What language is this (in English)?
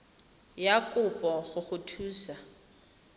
Tswana